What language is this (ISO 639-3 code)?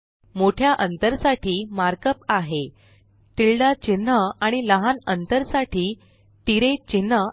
mar